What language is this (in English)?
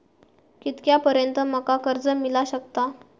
Marathi